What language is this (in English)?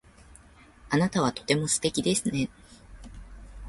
Japanese